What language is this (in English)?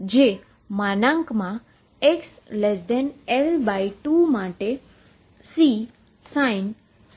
Gujarati